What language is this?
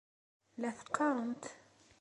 Kabyle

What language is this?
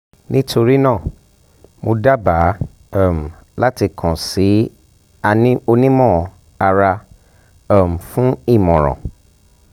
Yoruba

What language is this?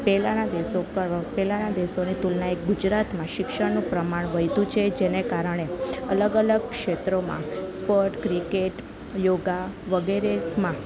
Gujarati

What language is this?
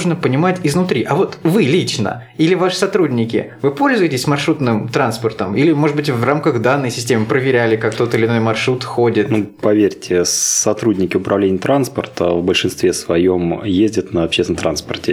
Russian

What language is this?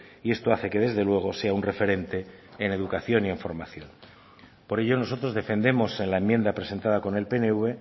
Spanish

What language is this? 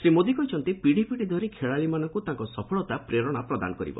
Odia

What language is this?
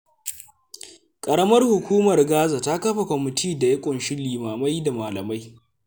Hausa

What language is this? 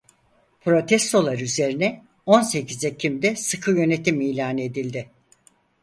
Turkish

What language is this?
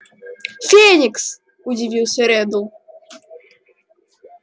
Russian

